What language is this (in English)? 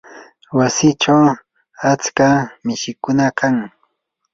Yanahuanca Pasco Quechua